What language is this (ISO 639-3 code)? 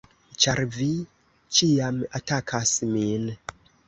epo